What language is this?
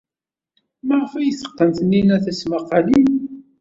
Kabyle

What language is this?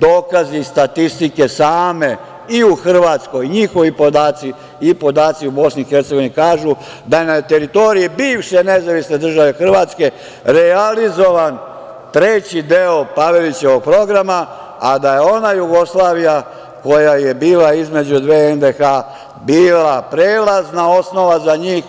Serbian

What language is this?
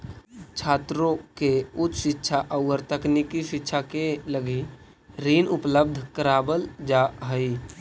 Magahi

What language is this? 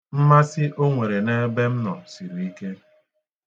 Igbo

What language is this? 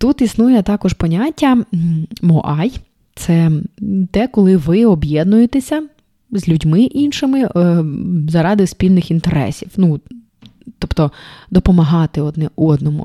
Ukrainian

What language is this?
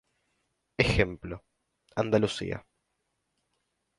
Spanish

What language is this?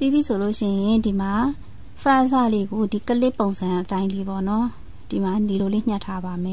Thai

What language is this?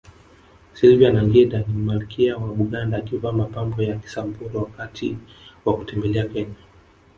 Swahili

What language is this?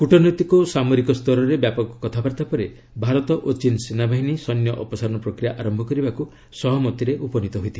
Odia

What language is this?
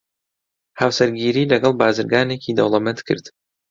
Central Kurdish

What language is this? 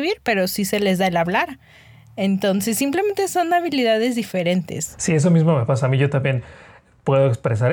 Spanish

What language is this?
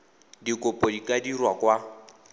Tswana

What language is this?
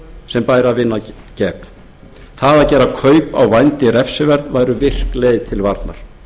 Icelandic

